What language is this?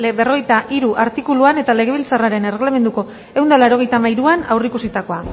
Basque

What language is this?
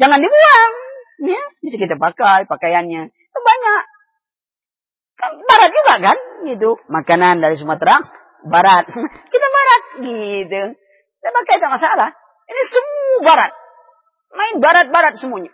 Malay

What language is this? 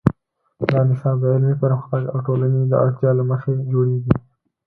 Pashto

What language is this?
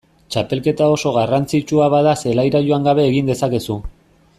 Basque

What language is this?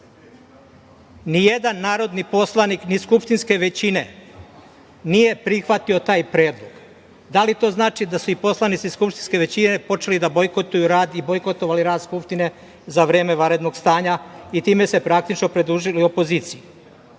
Serbian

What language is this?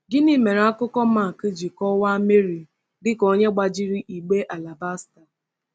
Igbo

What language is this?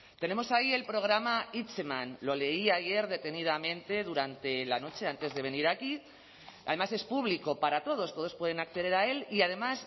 Spanish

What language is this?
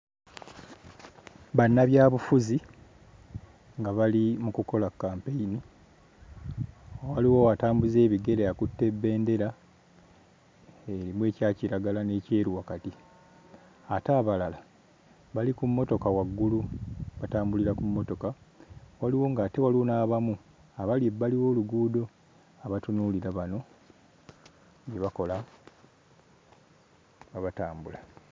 Ganda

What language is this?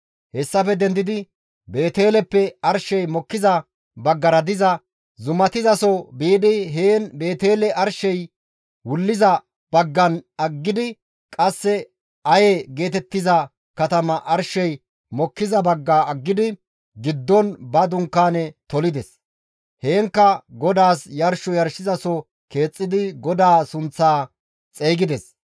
Gamo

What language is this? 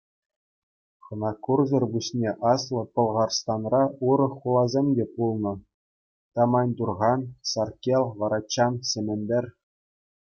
Chuvash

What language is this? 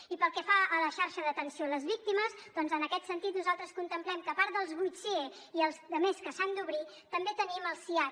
Catalan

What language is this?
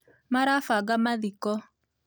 Kikuyu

